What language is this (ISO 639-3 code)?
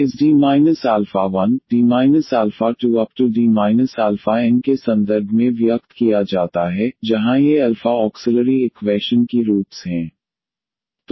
hin